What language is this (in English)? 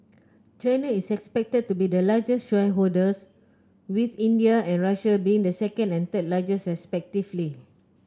English